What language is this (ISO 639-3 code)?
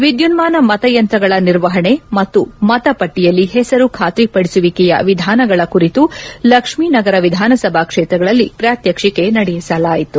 kan